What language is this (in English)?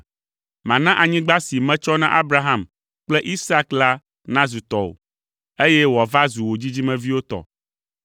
Ewe